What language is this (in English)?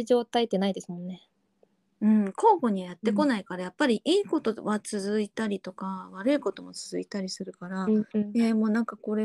Japanese